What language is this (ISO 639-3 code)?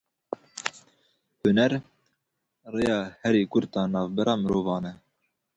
kur